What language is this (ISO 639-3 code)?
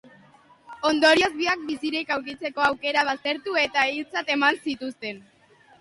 eus